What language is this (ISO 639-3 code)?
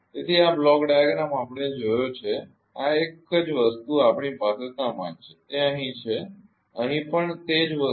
guj